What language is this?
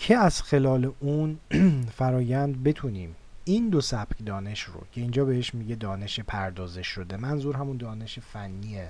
Persian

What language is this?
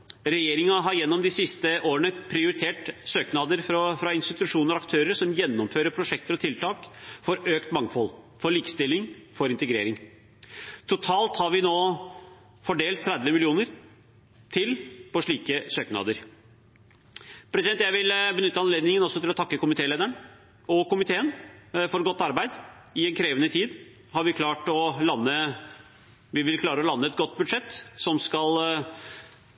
Norwegian Bokmål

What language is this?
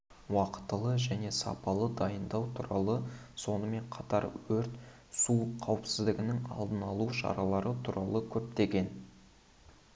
Kazakh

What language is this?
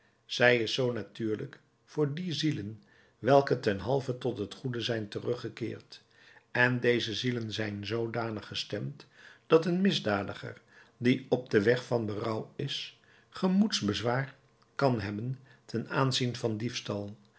Dutch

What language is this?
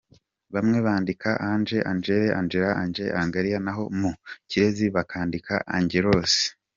Kinyarwanda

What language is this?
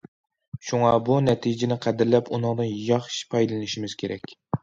Uyghur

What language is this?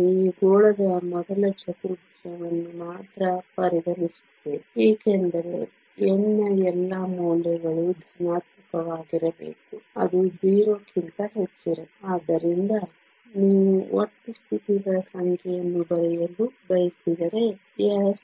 Kannada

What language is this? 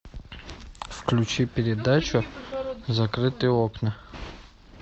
Russian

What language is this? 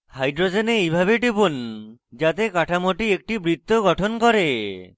Bangla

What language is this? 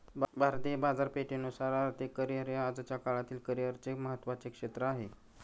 Marathi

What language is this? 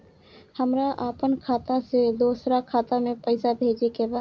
Bhojpuri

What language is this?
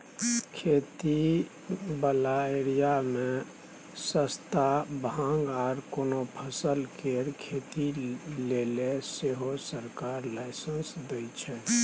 Maithili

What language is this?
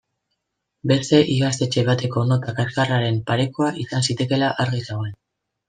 Basque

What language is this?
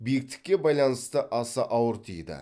Kazakh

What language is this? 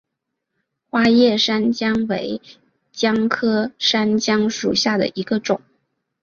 Chinese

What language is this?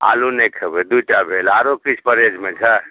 Maithili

